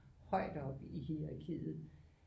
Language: Danish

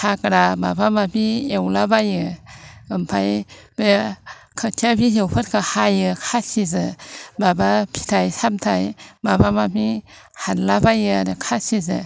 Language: Bodo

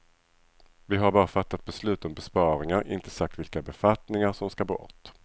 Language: Swedish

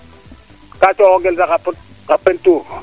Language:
Serer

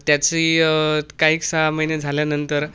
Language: Marathi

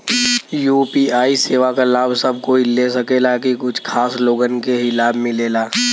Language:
Bhojpuri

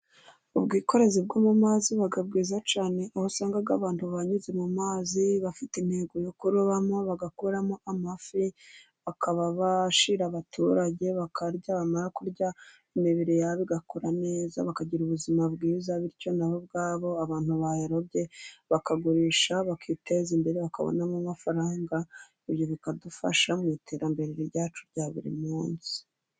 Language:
Kinyarwanda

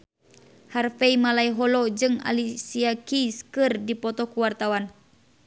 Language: Sundanese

